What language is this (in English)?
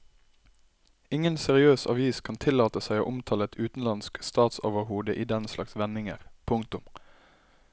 Norwegian